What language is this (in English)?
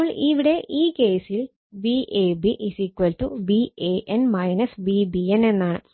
Malayalam